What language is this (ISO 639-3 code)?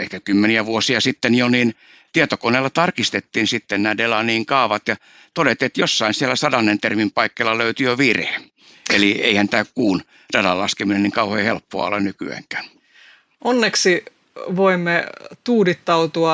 fin